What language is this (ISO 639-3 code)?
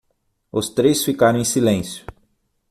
por